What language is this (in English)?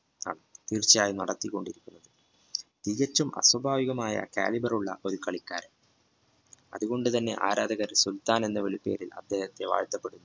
Malayalam